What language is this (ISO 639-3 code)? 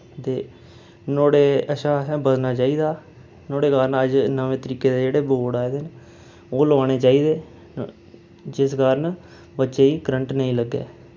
doi